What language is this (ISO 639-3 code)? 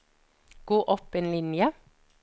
nor